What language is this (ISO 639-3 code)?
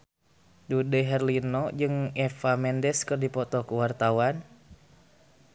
sun